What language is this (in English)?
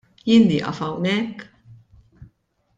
Maltese